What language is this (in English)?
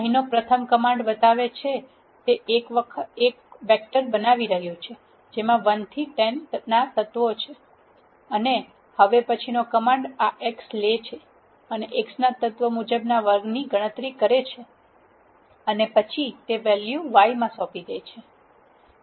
Gujarati